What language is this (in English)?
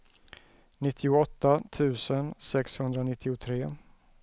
Swedish